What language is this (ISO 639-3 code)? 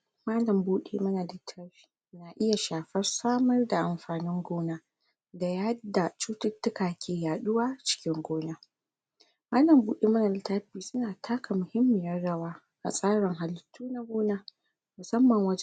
hau